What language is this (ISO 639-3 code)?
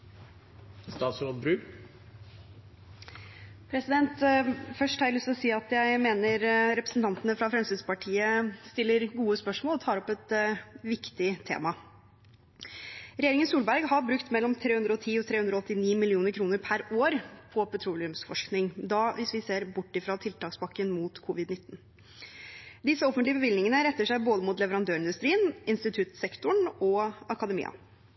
nob